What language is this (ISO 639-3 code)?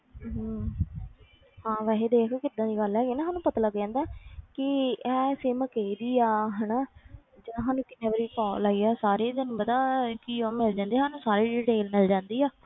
pan